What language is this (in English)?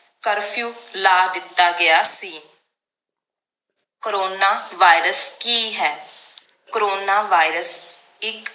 Punjabi